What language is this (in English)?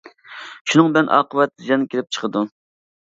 Uyghur